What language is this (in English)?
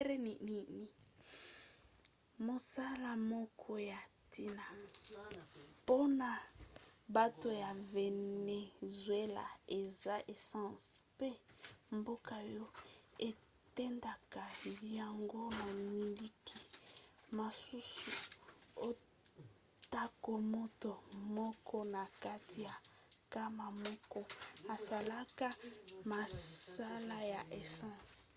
Lingala